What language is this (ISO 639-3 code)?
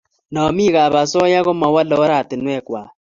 kln